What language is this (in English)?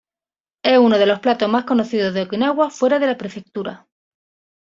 Spanish